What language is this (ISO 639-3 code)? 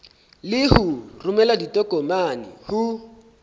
sot